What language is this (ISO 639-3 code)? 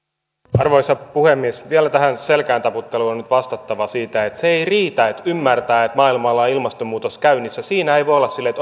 fin